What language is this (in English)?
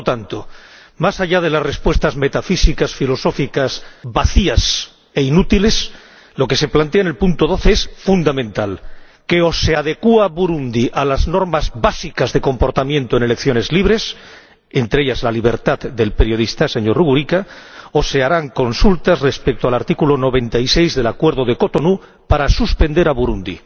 Spanish